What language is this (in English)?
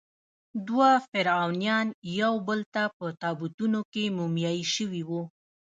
Pashto